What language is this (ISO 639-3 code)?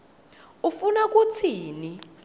ssw